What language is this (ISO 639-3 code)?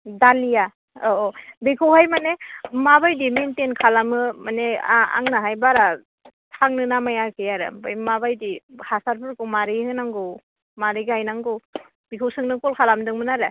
brx